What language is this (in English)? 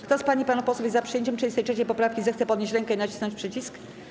Polish